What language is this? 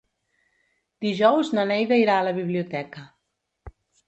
Catalan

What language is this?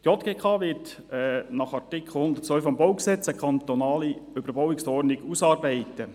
Swiss German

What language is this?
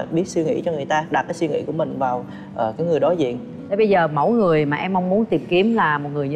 Vietnamese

